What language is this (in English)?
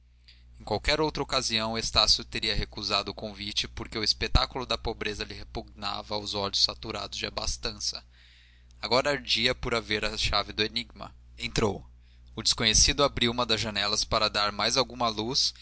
Portuguese